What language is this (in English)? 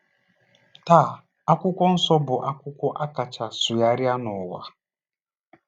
Igbo